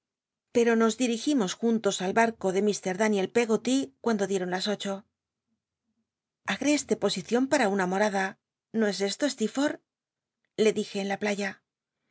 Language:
Spanish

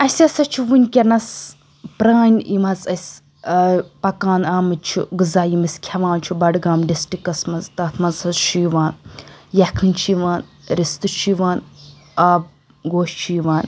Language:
Kashmiri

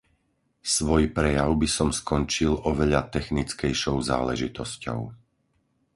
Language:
Slovak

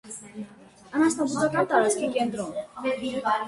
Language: Armenian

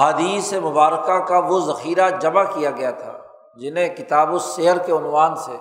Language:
Urdu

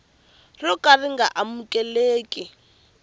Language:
Tsonga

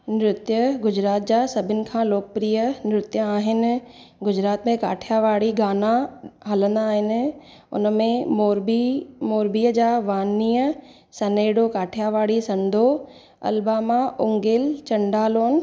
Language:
Sindhi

